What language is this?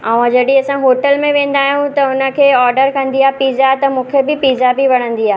Sindhi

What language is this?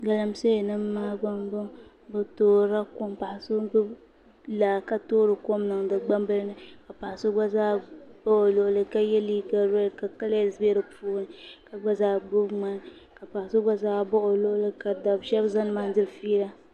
Dagbani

